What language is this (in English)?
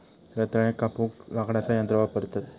Marathi